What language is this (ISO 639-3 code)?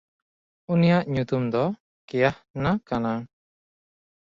sat